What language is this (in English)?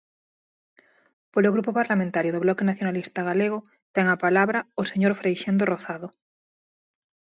Galician